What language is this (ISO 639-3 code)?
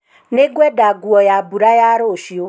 kik